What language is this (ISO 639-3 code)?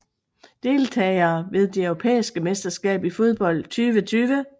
dan